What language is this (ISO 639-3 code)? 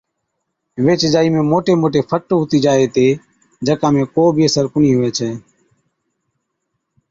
odk